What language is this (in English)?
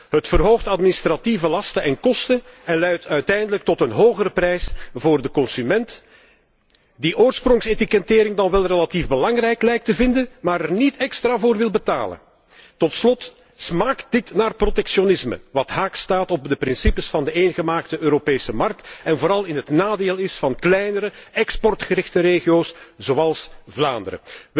Dutch